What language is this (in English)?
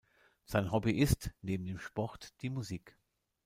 German